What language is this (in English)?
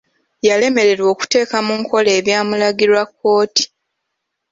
Ganda